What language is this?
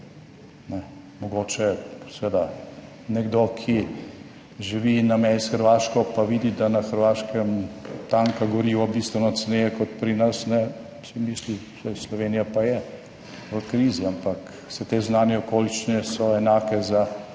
Slovenian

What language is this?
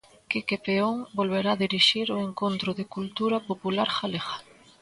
Galician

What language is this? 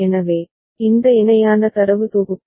Tamil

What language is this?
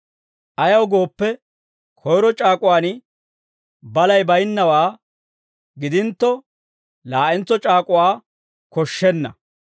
Dawro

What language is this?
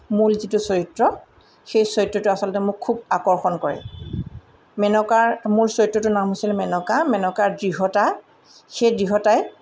Assamese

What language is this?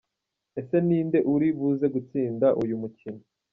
Kinyarwanda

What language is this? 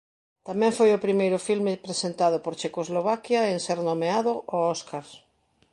Galician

